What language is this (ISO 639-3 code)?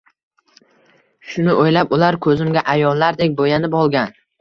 uzb